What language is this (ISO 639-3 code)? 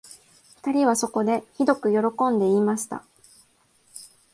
jpn